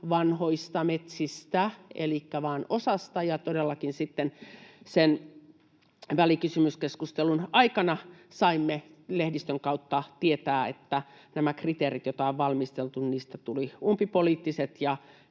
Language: Finnish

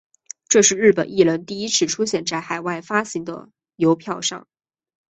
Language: Chinese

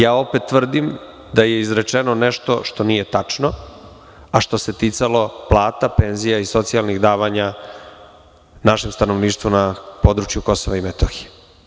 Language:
Serbian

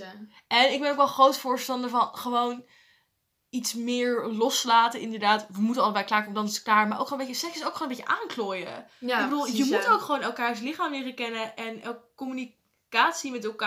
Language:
Dutch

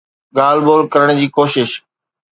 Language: Sindhi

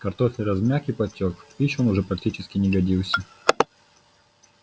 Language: Russian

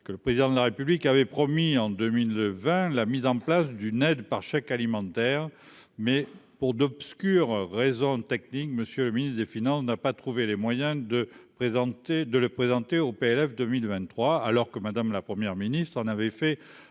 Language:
French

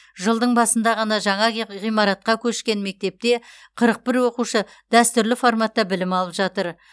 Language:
Kazakh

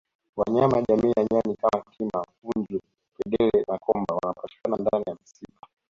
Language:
Swahili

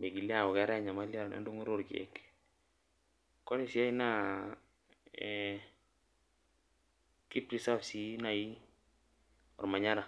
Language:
Masai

